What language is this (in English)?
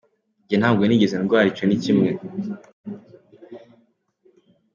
Kinyarwanda